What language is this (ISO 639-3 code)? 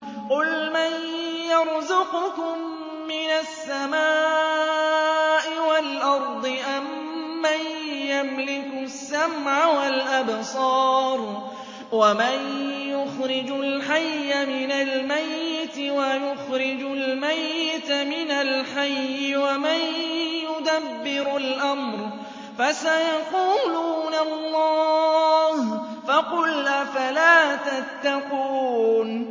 ara